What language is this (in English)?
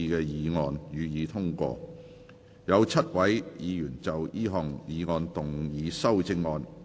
Cantonese